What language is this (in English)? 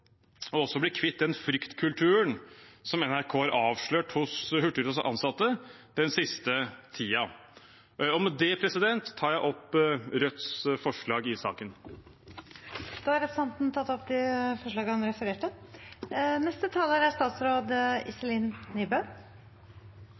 Norwegian